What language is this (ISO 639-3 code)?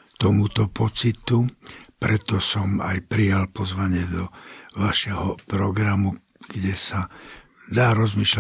slk